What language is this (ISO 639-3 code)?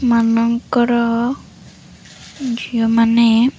ori